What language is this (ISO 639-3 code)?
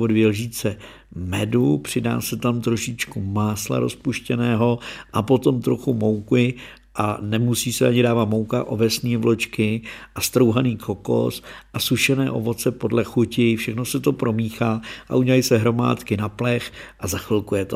ces